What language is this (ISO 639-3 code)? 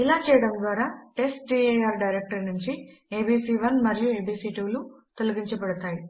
tel